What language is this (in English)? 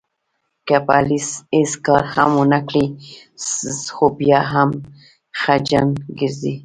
Pashto